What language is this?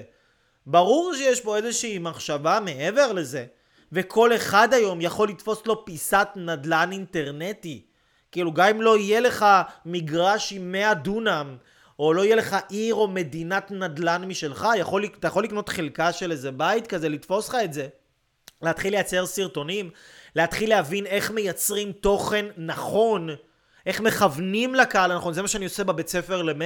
Hebrew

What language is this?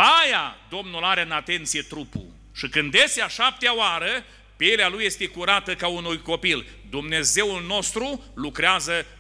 Romanian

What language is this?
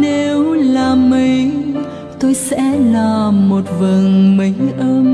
Vietnamese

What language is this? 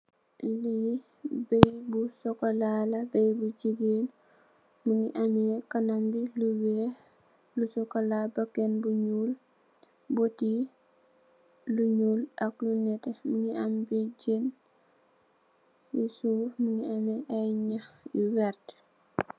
Wolof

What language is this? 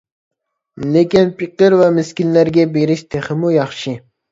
Uyghur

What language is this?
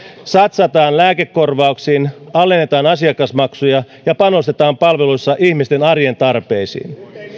Finnish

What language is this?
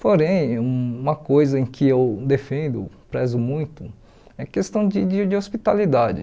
Portuguese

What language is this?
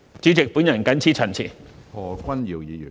Cantonese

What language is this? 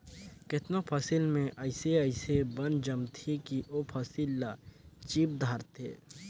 Chhattisgarhi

